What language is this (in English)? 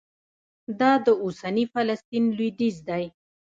Pashto